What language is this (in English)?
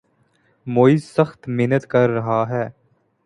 Urdu